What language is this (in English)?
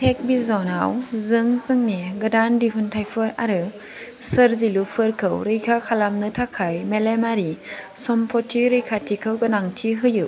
Bodo